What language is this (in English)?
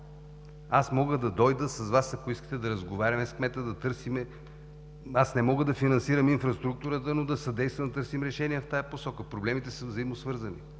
Bulgarian